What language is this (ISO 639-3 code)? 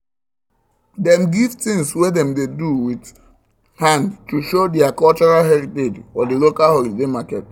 pcm